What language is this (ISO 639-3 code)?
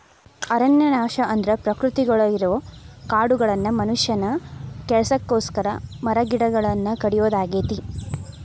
kan